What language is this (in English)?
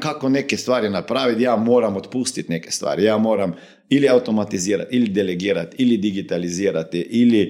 Croatian